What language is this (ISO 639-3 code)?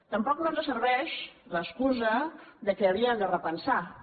cat